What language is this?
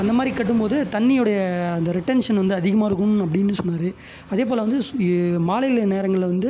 Tamil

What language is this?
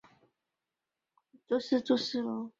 Chinese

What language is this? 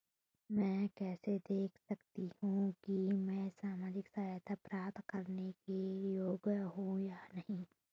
Hindi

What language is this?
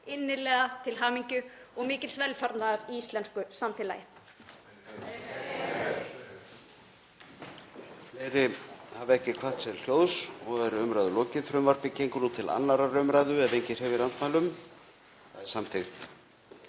Icelandic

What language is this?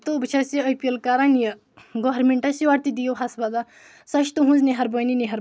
Kashmiri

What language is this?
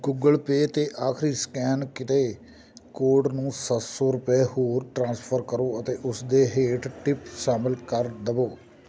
Punjabi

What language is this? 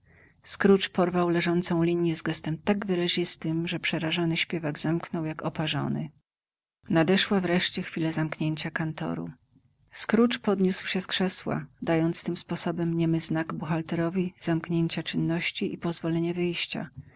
Polish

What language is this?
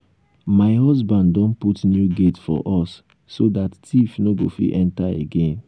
Nigerian Pidgin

